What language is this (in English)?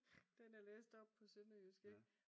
Danish